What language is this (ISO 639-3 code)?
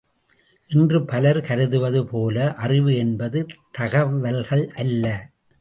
tam